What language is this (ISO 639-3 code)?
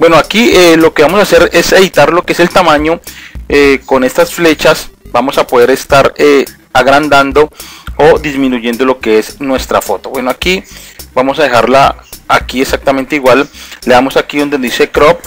spa